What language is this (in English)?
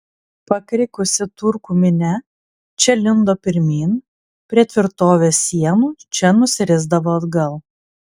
Lithuanian